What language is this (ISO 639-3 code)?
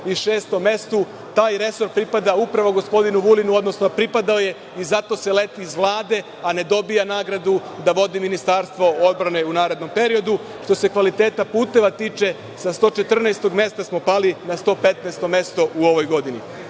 srp